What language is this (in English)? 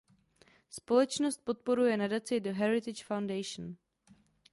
Czech